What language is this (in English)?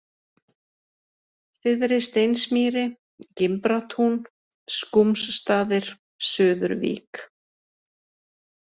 Icelandic